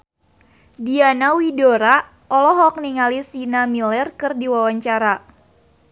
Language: Sundanese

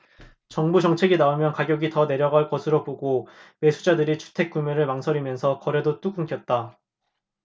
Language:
Korean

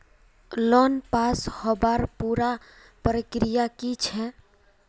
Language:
Magahi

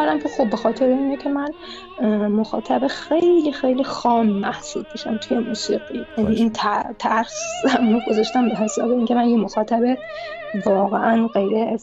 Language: Persian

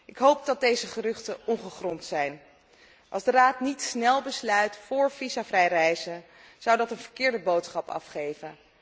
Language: Dutch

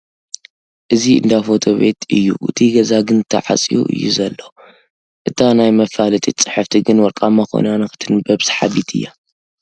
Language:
Tigrinya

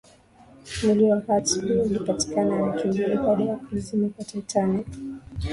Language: Swahili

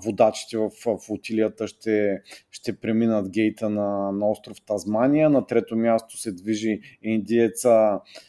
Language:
Bulgarian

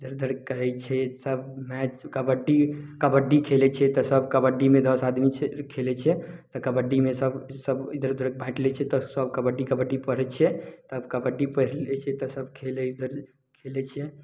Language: Maithili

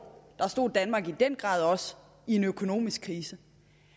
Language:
Danish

